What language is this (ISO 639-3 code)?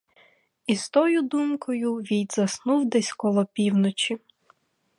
ukr